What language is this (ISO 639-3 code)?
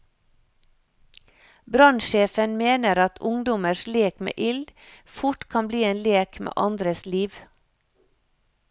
nor